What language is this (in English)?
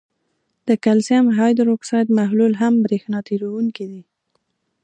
Pashto